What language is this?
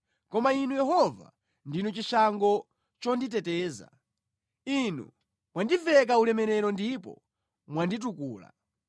Nyanja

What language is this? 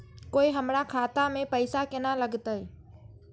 Maithili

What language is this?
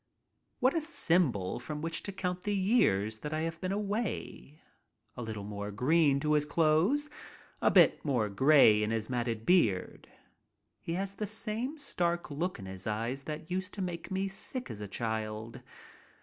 English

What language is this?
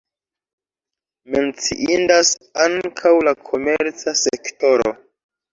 Esperanto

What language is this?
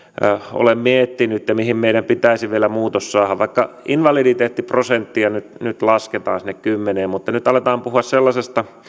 Finnish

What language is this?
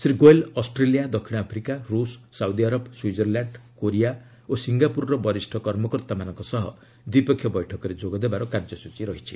Odia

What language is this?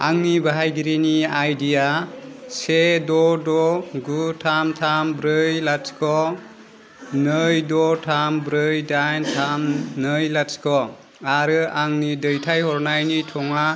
Bodo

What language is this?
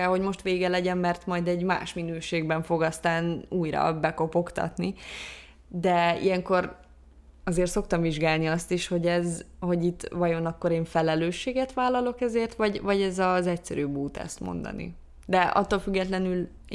Hungarian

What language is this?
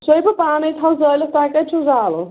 Kashmiri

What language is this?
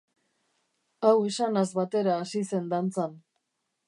Basque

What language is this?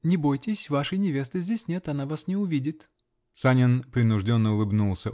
Russian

